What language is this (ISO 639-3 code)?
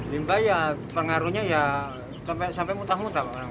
ind